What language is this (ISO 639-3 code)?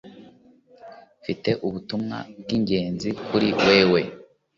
kin